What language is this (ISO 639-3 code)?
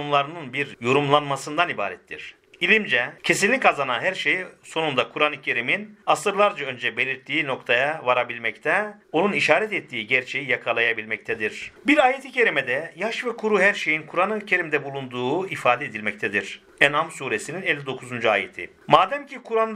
tur